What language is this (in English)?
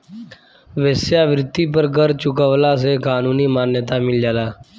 Bhojpuri